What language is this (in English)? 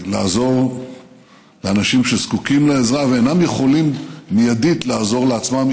Hebrew